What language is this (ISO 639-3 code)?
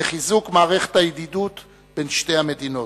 heb